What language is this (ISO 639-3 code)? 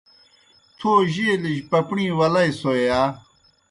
plk